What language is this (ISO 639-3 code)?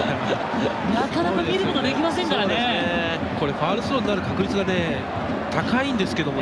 jpn